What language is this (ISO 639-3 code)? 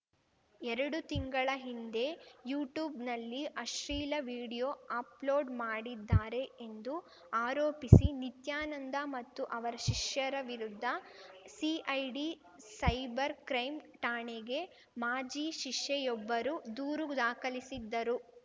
kan